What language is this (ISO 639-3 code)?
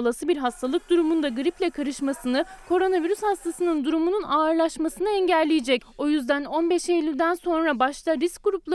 tur